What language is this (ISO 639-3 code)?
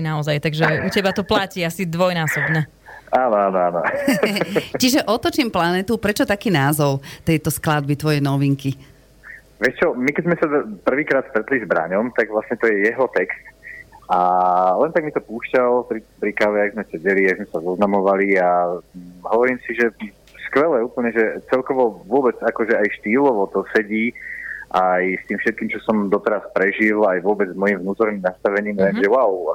slk